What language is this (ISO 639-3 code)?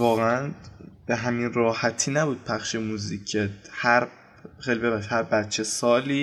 fas